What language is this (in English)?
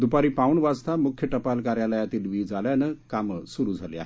Marathi